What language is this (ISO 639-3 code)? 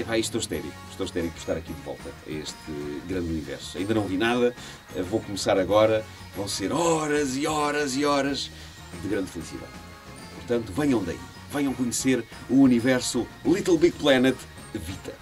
por